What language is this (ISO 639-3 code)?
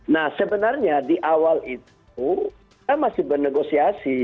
ind